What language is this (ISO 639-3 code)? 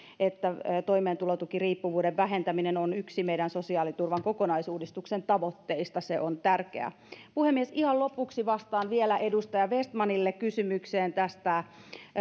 fin